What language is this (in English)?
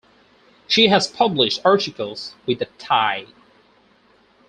English